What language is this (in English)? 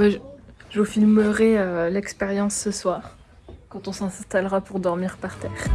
French